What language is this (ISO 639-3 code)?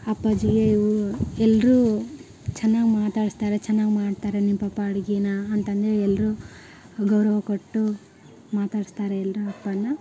kan